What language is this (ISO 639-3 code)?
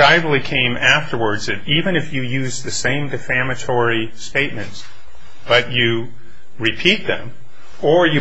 eng